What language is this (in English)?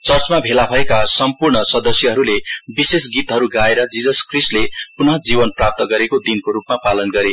Nepali